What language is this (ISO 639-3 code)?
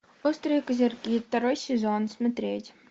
rus